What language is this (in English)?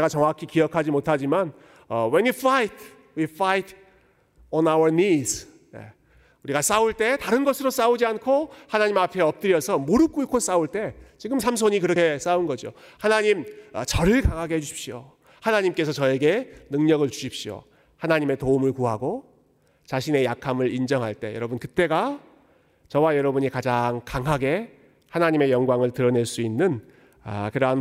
Korean